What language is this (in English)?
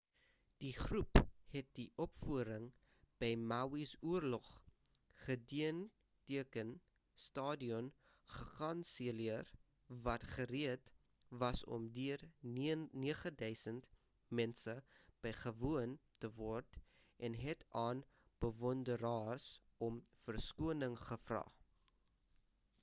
Afrikaans